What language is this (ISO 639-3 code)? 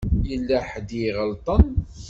kab